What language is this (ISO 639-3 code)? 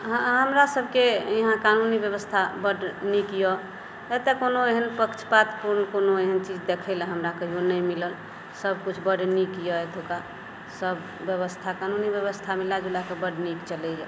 mai